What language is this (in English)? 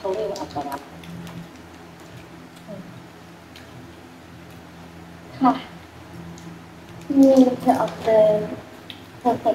Thai